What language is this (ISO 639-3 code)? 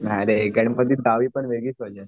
mar